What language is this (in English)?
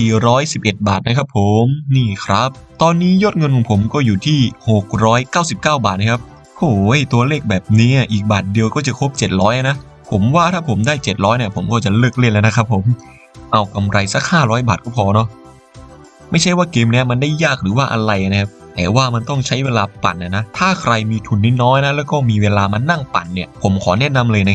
Thai